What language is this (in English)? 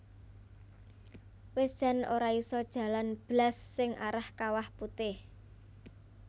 Javanese